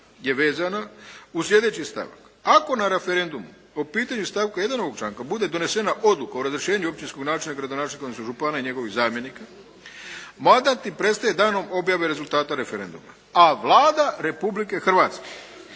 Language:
Croatian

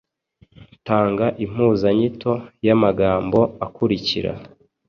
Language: Kinyarwanda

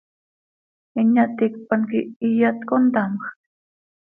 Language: Seri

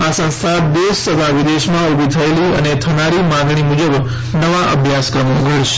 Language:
Gujarati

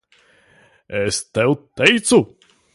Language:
Latvian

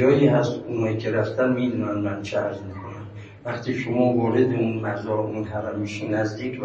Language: Persian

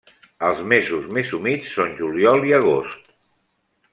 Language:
Catalan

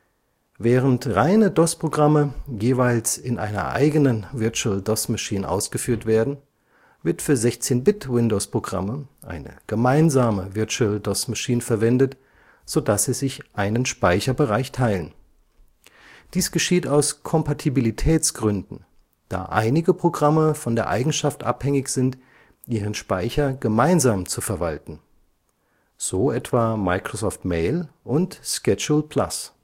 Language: German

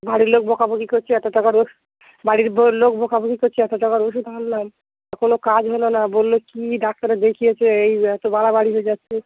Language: Bangla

